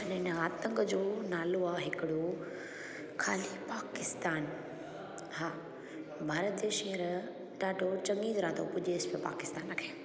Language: Sindhi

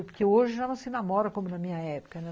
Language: Portuguese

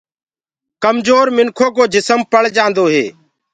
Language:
Gurgula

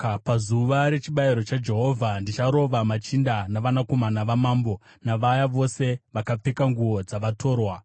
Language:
Shona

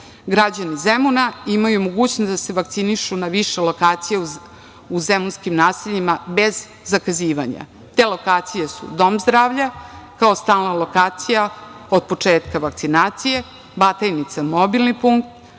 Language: Serbian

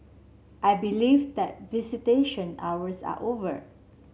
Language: English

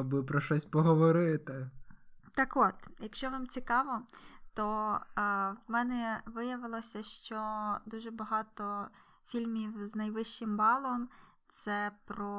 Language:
Ukrainian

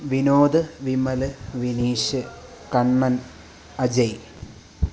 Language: Malayalam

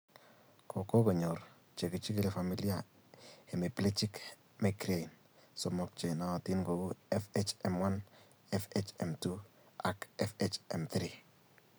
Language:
Kalenjin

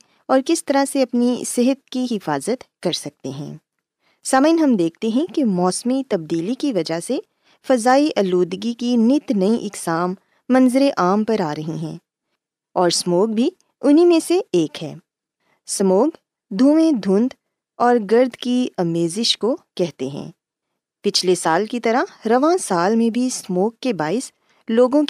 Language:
Urdu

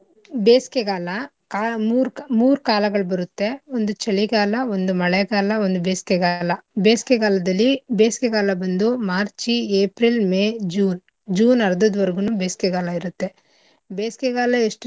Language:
Kannada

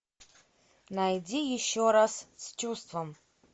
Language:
Russian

